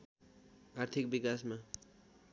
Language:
Nepali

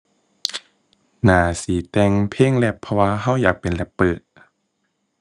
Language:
Thai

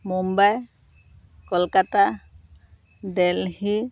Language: Assamese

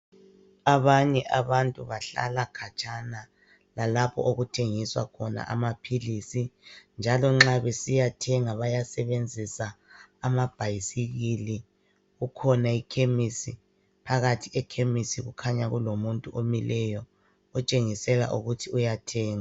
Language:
North Ndebele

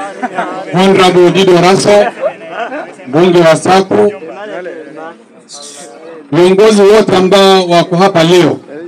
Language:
Arabic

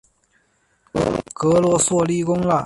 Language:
Chinese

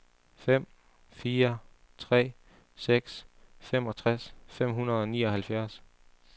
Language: Danish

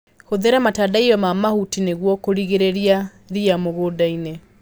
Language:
Kikuyu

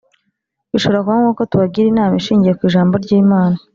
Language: Kinyarwanda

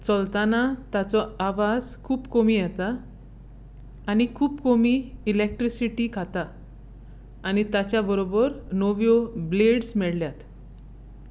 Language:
Konkani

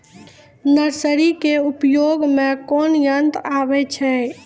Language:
Maithili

